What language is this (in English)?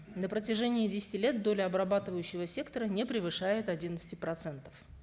Kazakh